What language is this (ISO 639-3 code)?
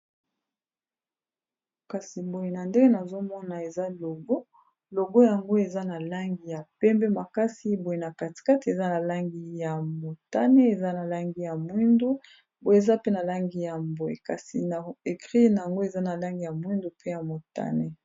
lin